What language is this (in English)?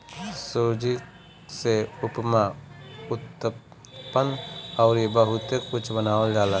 Bhojpuri